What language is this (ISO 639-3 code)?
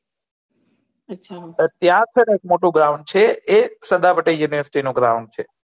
guj